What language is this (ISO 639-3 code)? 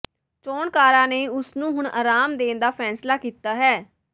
pan